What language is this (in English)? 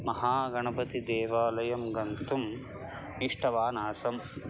Sanskrit